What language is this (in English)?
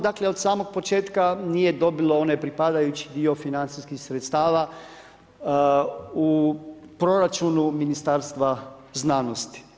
Croatian